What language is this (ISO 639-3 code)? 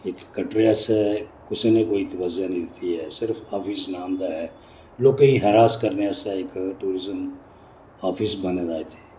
doi